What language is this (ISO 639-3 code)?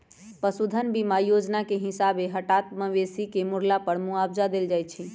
mag